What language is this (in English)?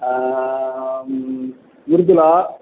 Sanskrit